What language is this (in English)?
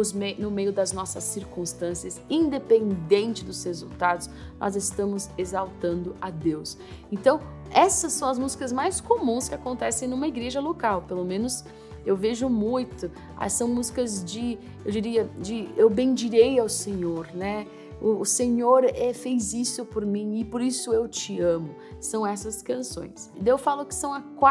Portuguese